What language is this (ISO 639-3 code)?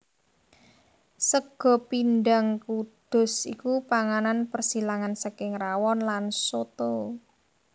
jav